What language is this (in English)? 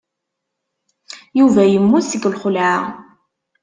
Kabyle